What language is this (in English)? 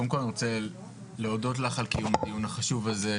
Hebrew